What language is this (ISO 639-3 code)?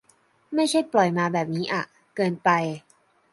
tha